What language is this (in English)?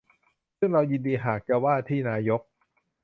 Thai